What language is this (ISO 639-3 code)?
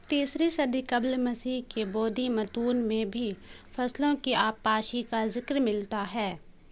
urd